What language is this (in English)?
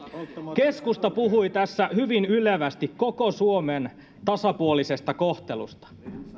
Finnish